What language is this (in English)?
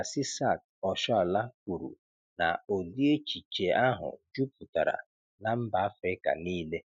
Igbo